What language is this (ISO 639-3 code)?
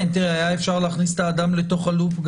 heb